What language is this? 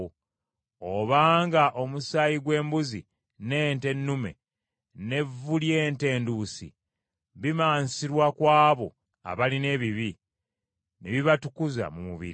Ganda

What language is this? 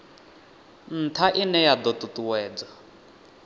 Venda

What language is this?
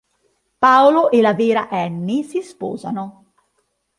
Italian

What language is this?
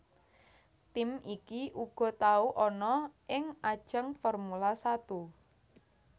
Javanese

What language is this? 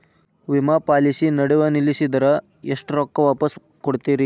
Kannada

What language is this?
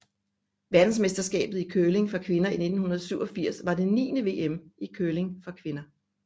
Danish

